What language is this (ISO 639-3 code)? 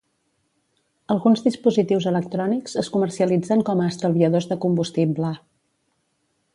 cat